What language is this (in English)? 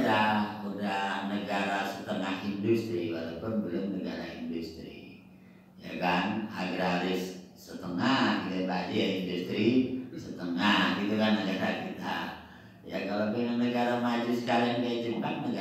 Indonesian